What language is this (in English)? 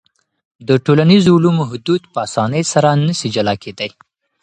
Pashto